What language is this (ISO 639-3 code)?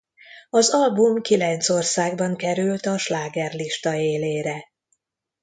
hun